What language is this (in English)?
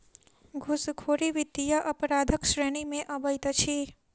Maithili